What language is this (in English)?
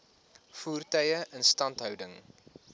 Afrikaans